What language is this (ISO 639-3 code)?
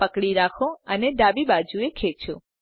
guj